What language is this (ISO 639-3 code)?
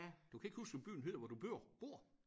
dan